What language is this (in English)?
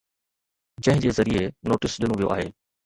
Sindhi